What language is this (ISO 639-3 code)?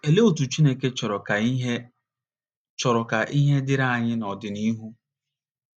ibo